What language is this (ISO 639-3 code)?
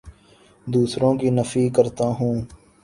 urd